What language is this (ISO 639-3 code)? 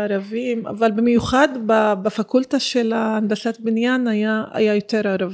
heb